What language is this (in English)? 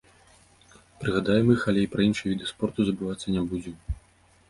Belarusian